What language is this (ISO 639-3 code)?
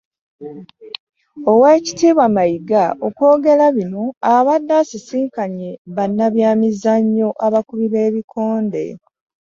lug